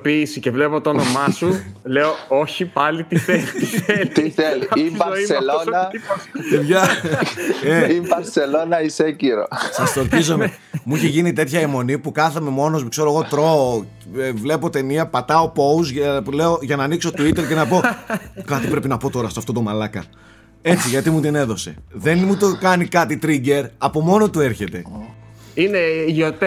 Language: Greek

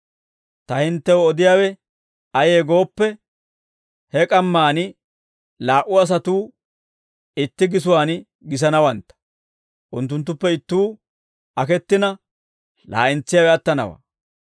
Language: Dawro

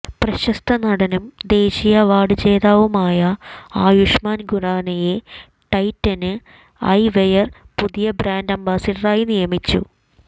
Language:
Malayalam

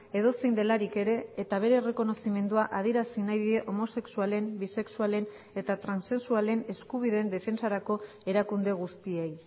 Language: Basque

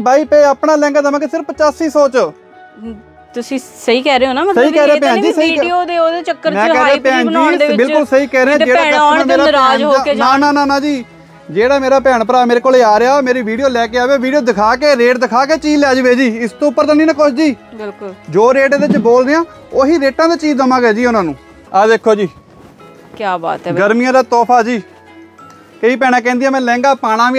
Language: Punjabi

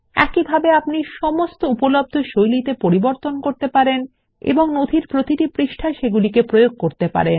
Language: Bangla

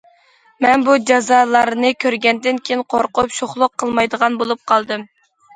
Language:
Uyghur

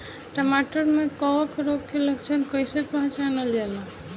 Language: Bhojpuri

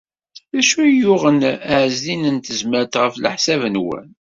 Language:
Kabyle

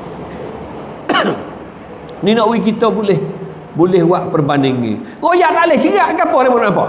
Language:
Malay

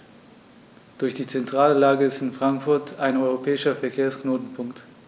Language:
German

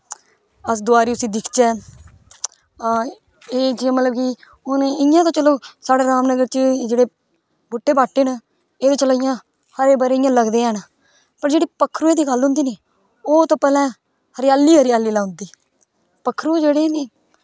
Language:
Dogri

